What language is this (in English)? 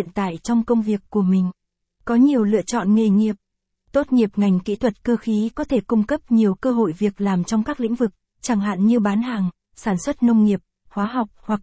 Vietnamese